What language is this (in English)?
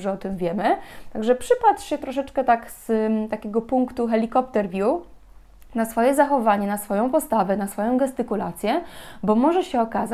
Polish